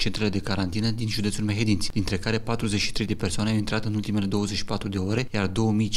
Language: Romanian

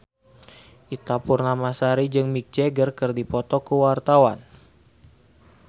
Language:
Sundanese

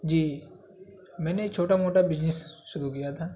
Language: Urdu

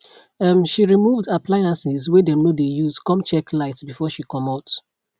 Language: Nigerian Pidgin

